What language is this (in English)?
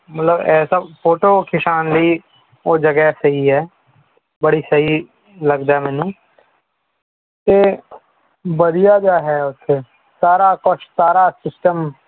Punjabi